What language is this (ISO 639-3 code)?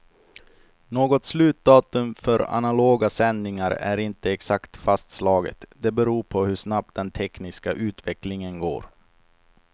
swe